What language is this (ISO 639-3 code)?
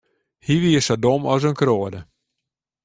fry